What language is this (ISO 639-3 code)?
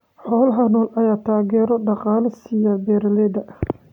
som